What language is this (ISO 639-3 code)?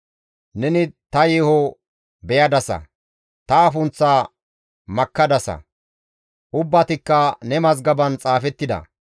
gmv